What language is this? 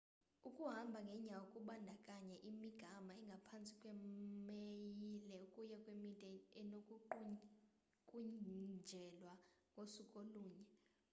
Xhosa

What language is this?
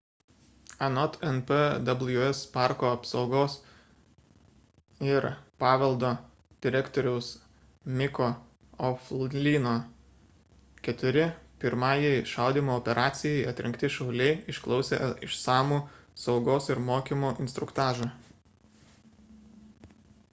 Lithuanian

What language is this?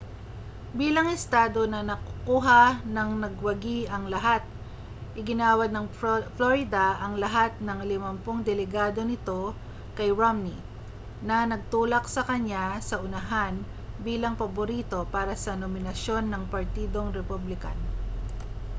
Filipino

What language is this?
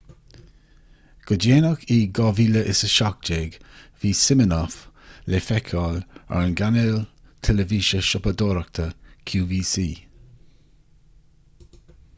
Irish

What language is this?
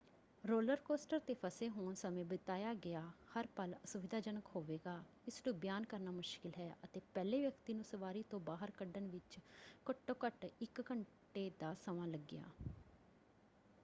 Punjabi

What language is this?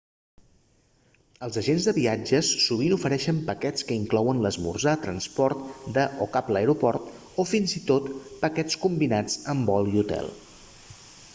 Catalan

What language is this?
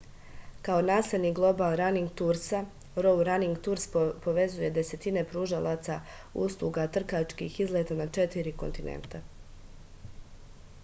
Serbian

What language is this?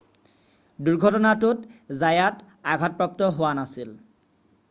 Assamese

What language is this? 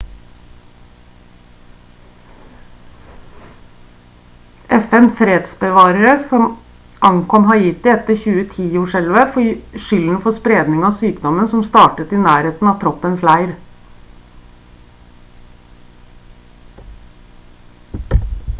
Norwegian Bokmål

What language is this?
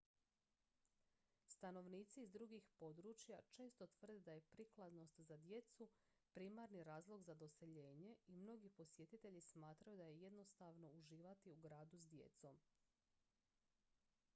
Croatian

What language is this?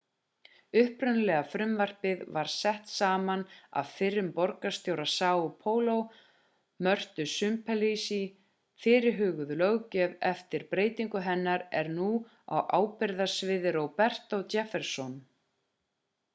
Icelandic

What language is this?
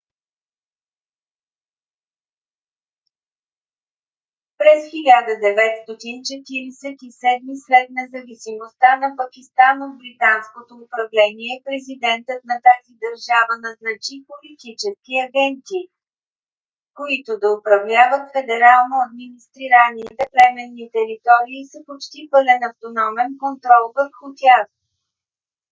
Bulgarian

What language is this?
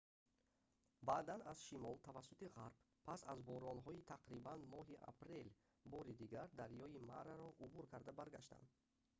Tajik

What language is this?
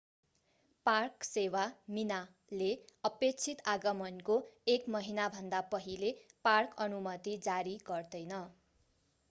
Nepali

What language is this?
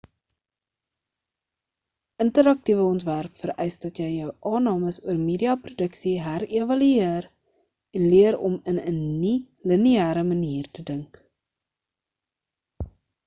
Afrikaans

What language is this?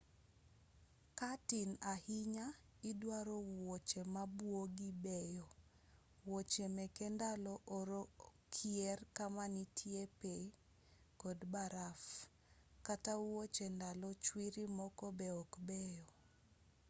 Luo (Kenya and Tanzania)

